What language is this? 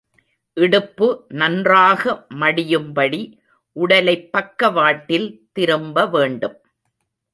Tamil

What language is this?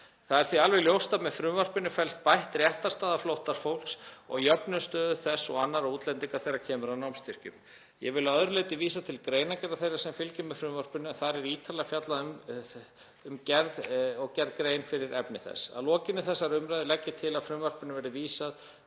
Icelandic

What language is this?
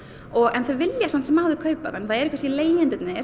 Icelandic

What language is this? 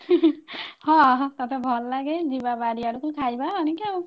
Odia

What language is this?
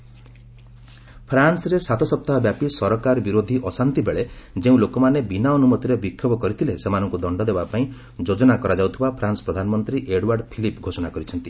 Odia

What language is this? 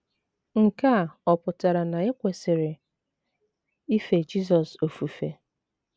Igbo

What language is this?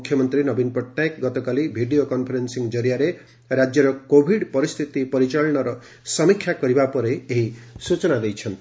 Odia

